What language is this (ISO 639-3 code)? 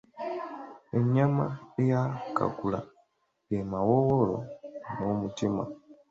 lug